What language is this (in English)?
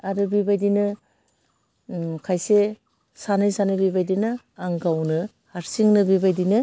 Bodo